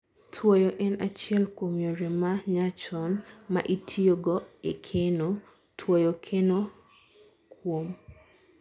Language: Luo (Kenya and Tanzania)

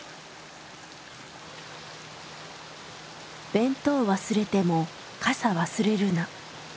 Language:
Japanese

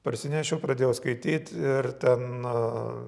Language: Lithuanian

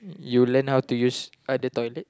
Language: English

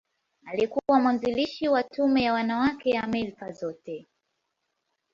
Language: Swahili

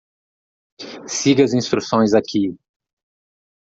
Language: Portuguese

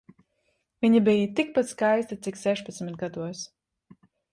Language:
Latvian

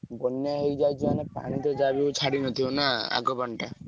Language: Odia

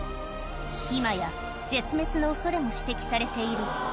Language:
Japanese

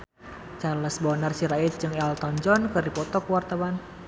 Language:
Sundanese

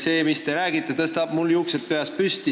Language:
Estonian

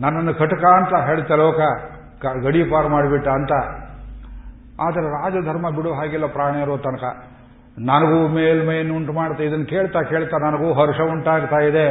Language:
Kannada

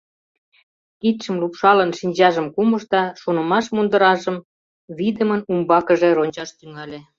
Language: Mari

